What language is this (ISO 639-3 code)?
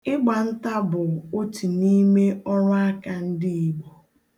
ibo